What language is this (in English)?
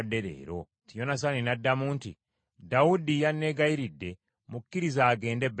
Ganda